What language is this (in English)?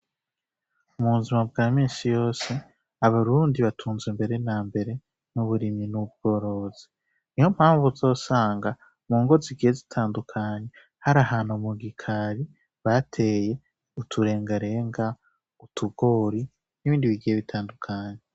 Rundi